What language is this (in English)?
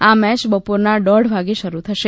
Gujarati